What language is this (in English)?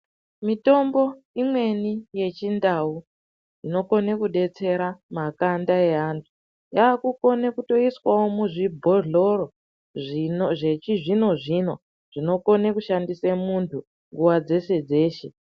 Ndau